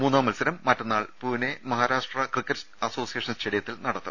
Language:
Malayalam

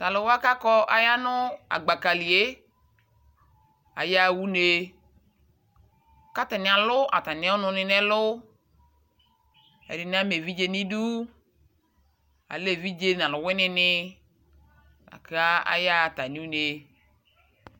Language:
Ikposo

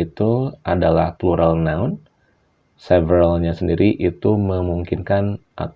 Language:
Indonesian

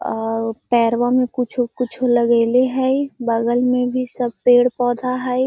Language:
Magahi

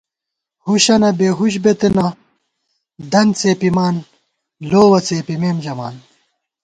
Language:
Gawar-Bati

